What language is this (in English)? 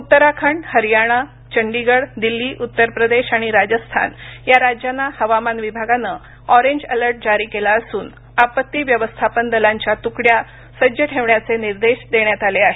Marathi